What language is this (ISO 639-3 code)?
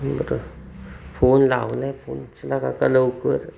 mar